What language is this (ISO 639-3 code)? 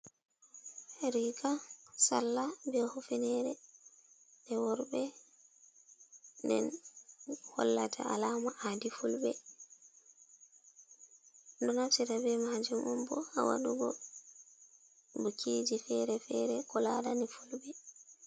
ful